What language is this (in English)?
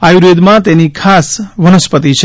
Gujarati